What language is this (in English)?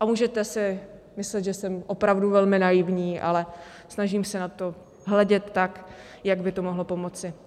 Czech